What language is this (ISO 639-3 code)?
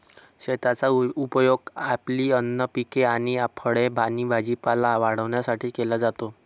mar